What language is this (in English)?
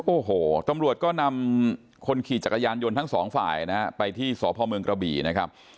Thai